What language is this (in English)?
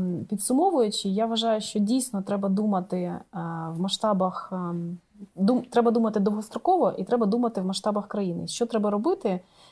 Ukrainian